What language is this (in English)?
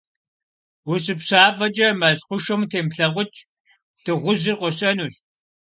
Kabardian